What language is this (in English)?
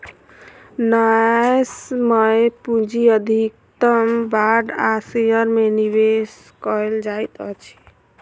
Maithili